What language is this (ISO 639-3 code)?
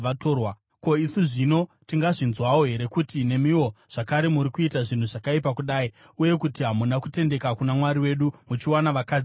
sna